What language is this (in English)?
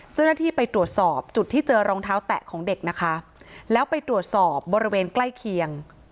Thai